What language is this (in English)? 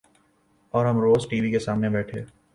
Urdu